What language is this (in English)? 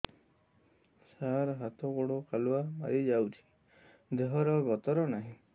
Odia